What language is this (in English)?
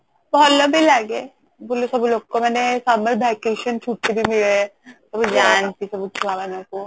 Odia